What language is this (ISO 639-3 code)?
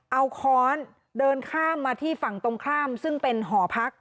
tha